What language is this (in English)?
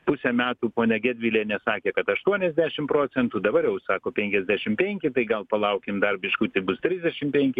Lithuanian